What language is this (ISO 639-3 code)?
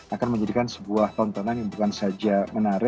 ind